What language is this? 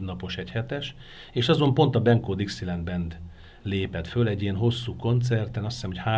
Hungarian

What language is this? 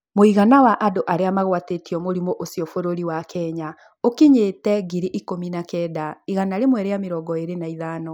Kikuyu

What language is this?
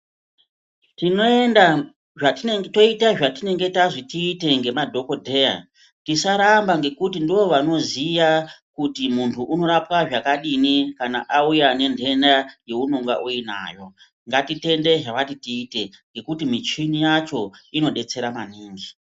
Ndau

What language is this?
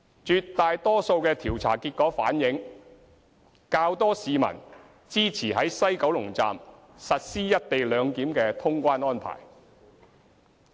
Cantonese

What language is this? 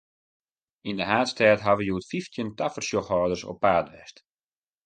Western Frisian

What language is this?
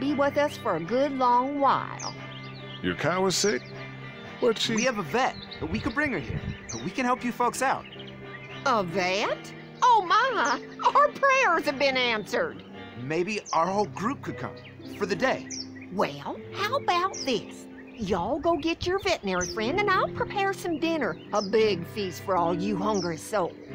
English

